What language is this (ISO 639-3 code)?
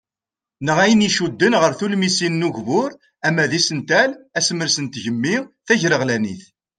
kab